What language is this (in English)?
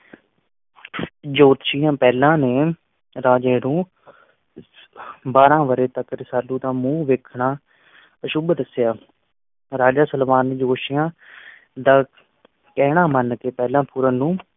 Punjabi